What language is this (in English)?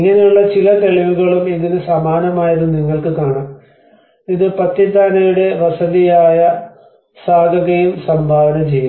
Malayalam